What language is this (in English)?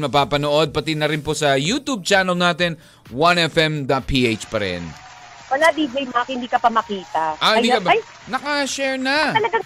Filipino